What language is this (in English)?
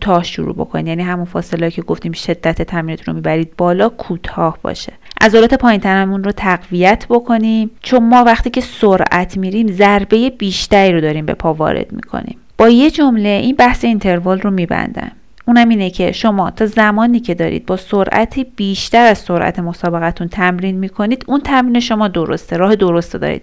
Persian